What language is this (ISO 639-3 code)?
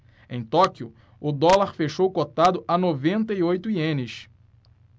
por